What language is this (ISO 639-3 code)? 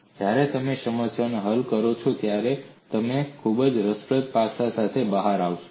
guj